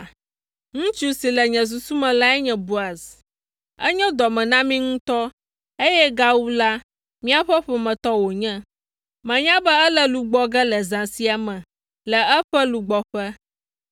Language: Ewe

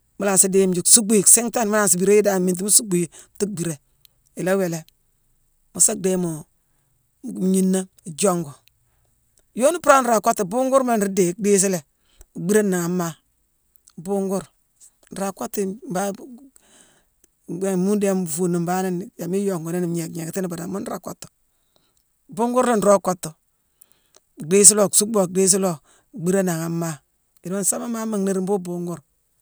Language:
Mansoanka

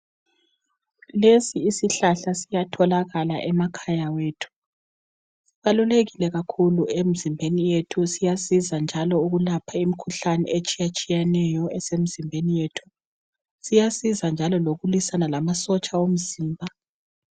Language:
North Ndebele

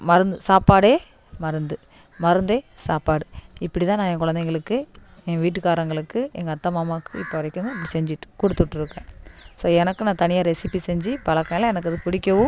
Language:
Tamil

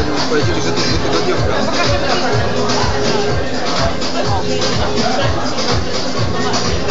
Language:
Polish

